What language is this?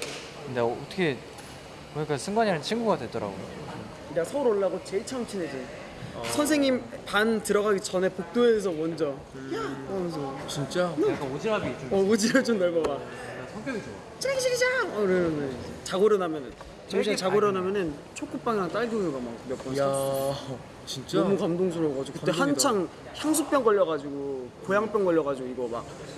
Korean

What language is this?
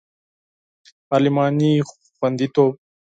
Pashto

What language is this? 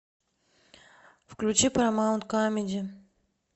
Russian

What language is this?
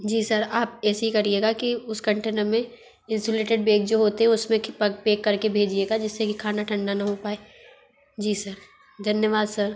Hindi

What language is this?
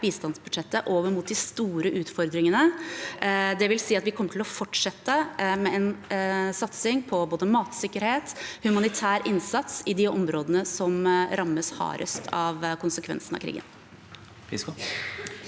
Norwegian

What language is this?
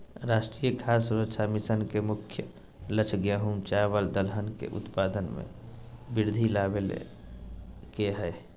Magahi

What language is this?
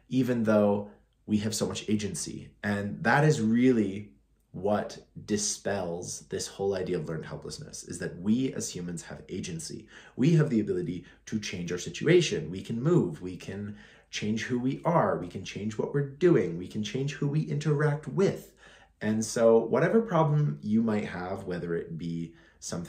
English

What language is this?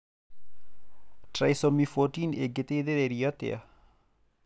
Kikuyu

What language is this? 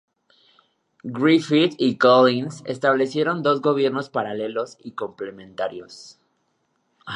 Spanish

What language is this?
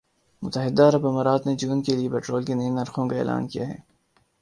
Urdu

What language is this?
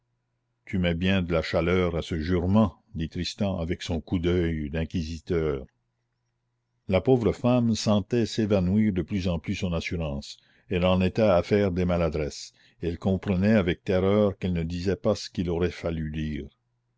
French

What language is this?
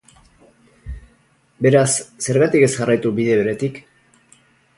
Basque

